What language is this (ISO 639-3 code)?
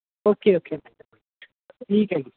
pan